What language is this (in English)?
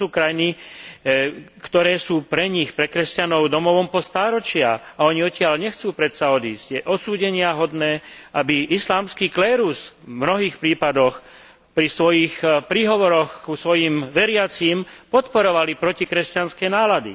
Slovak